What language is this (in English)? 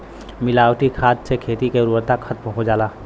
Bhojpuri